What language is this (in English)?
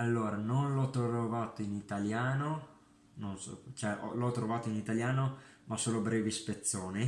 Italian